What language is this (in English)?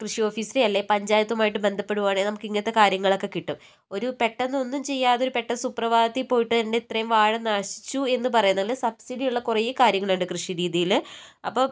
Malayalam